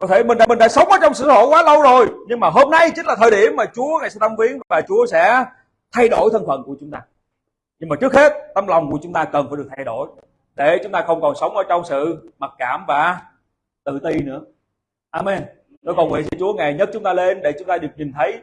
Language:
Vietnamese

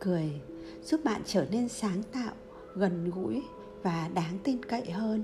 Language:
Vietnamese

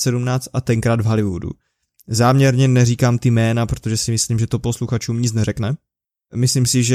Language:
Czech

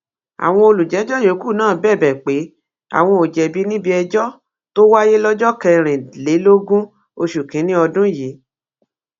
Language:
Yoruba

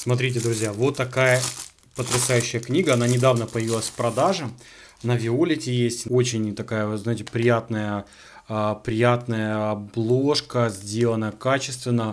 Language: Russian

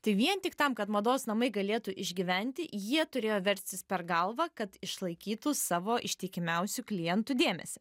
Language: Lithuanian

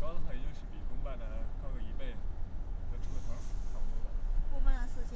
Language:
Chinese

